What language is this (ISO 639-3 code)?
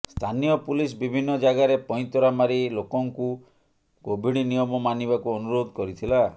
ori